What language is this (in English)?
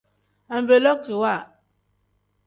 Tem